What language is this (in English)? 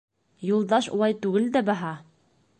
Bashkir